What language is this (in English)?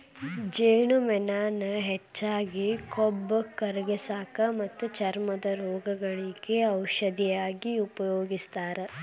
Kannada